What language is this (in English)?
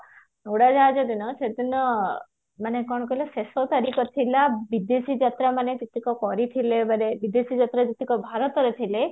Odia